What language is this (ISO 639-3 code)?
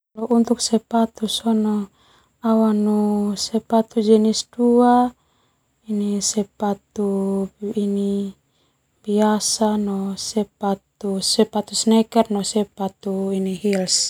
twu